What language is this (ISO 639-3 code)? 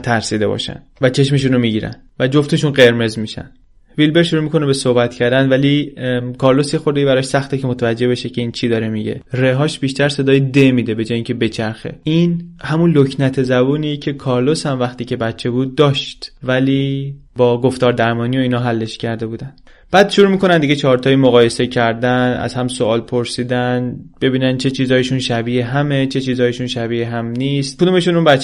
fas